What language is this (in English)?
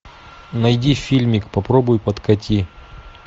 Russian